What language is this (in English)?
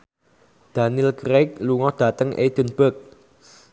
Javanese